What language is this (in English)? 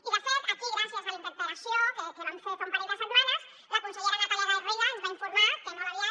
Catalan